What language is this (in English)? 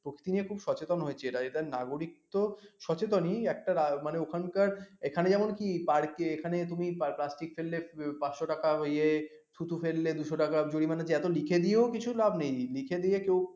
Bangla